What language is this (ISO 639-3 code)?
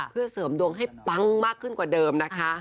tha